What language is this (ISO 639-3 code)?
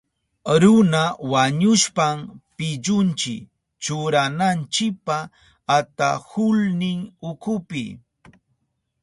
qup